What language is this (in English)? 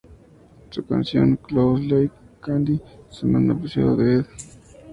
Spanish